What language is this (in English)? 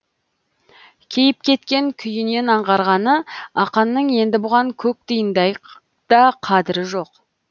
Kazakh